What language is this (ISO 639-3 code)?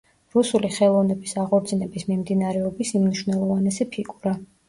kat